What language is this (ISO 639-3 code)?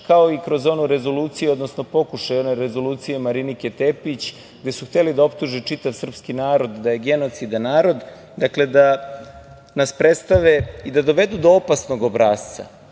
srp